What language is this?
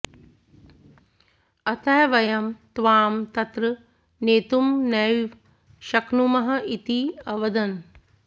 Sanskrit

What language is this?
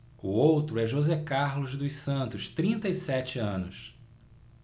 Portuguese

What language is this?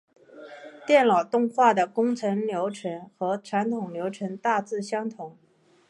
Chinese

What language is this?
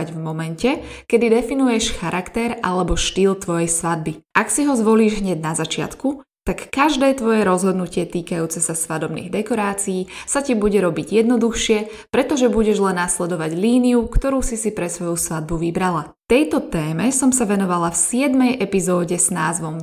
Slovak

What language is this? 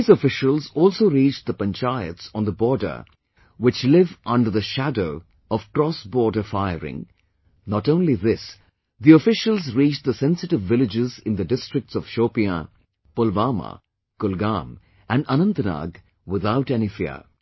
English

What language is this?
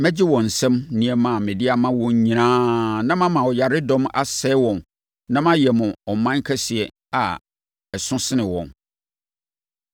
Akan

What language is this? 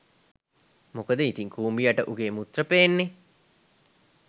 Sinhala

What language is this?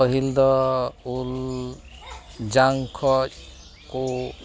Santali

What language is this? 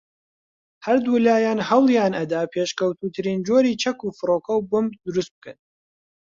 Central Kurdish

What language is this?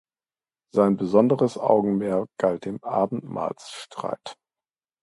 German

